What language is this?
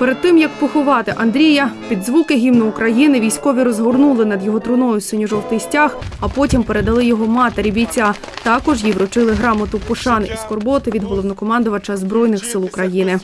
Ukrainian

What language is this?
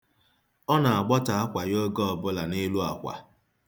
Igbo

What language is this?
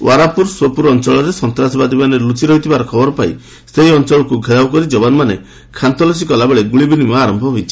Odia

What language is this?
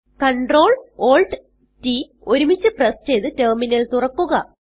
Malayalam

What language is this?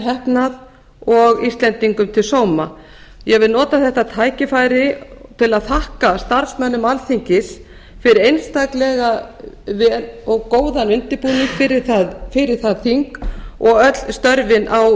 Icelandic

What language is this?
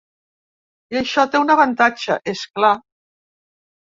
Catalan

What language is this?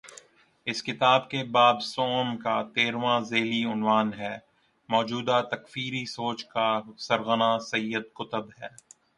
Urdu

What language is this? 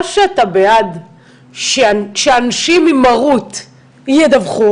Hebrew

